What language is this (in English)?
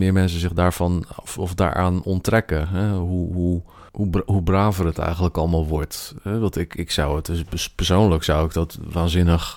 Dutch